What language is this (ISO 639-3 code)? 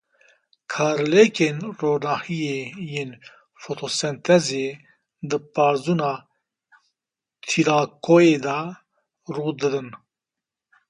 kur